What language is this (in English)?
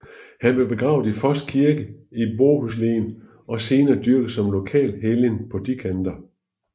Danish